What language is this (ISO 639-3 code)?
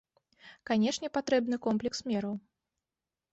bel